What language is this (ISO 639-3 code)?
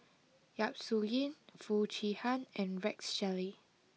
eng